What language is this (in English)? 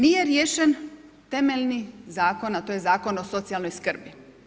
Croatian